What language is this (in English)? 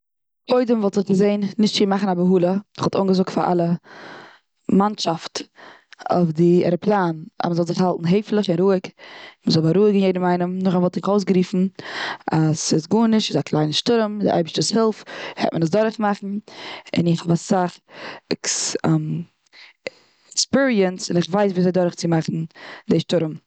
Yiddish